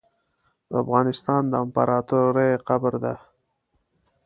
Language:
Pashto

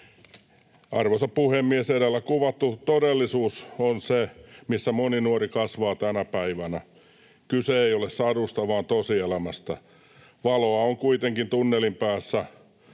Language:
Finnish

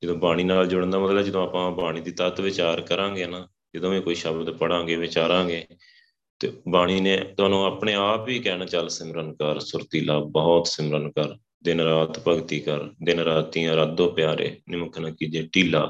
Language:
Punjabi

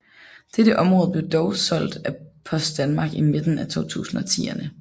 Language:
Danish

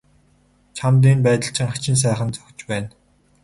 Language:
Mongolian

